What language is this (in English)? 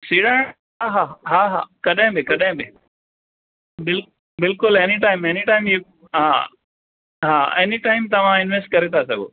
Sindhi